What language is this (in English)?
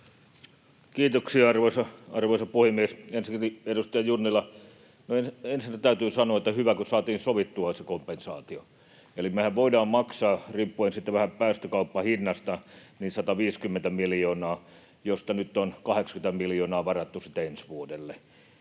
Finnish